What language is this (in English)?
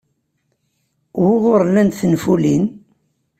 Kabyle